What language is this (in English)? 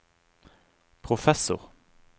Norwegian